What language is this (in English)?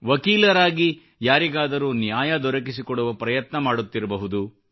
Kannada